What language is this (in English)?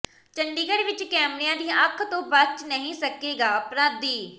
Punjabi